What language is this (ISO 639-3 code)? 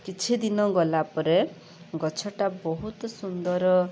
ori